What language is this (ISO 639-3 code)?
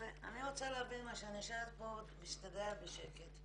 heb